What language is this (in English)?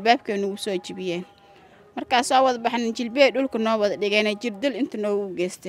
Arabic